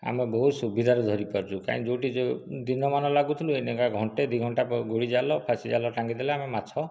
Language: Odia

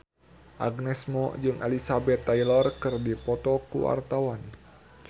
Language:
Sundanese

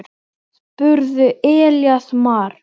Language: Icelandic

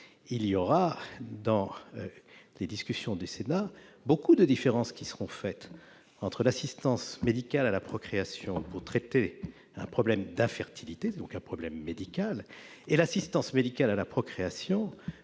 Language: French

